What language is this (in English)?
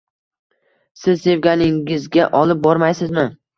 Uzbek